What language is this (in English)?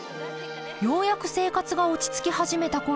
Japanese